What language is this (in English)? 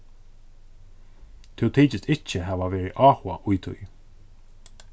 Faroese